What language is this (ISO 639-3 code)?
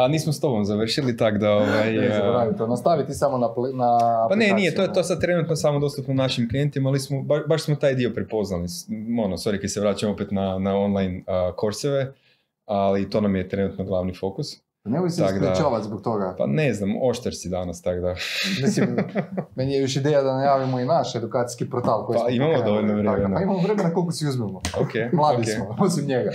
hrv